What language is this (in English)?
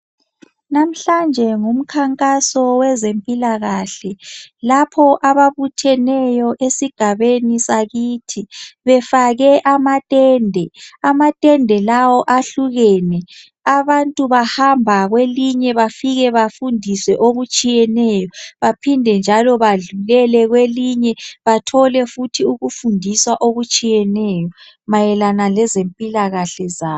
North Ndebele